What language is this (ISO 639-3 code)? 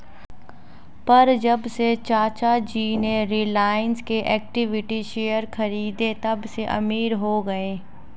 hin